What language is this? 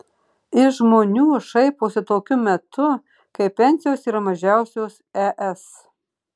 Lithuanian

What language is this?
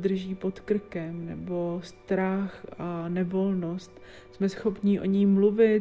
Czech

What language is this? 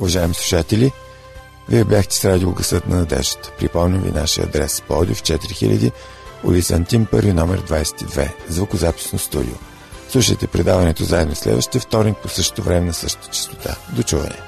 Bulgarian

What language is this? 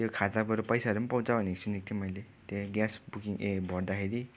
Nepali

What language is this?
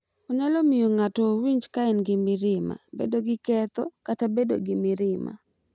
Luo (Kenya and Tanzania)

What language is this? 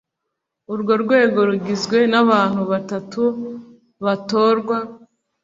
Kinyarwanda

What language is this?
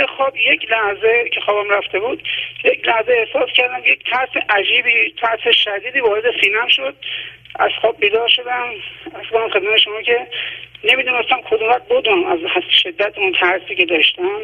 Persian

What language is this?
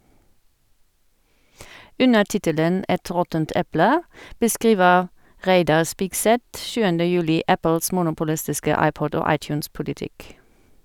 Norwegian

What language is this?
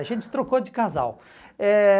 Portuguese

